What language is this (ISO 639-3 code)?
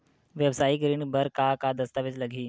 hne